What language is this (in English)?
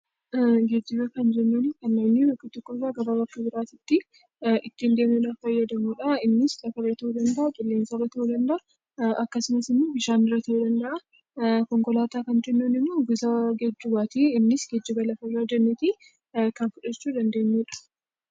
Oromo